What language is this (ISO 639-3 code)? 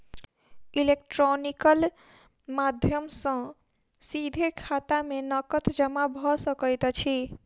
mai